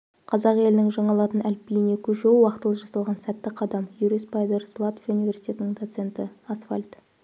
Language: Kazakh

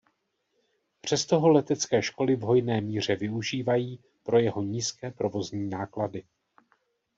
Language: Czech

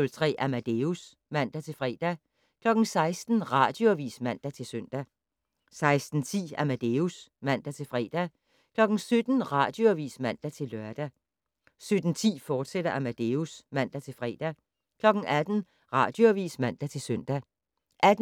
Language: Danish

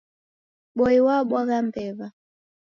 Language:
Taita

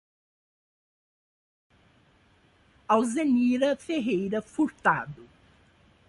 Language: Portuguese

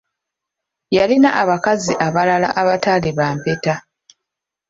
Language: Ganda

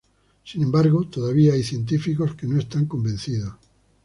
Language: Spanish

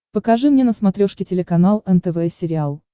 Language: Russian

